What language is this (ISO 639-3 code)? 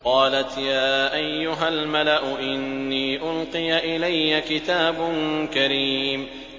ara